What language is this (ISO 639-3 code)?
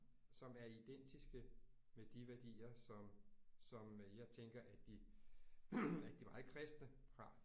dan